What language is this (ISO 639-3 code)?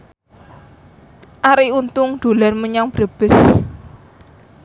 jav